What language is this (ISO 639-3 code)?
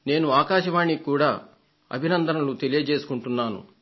tel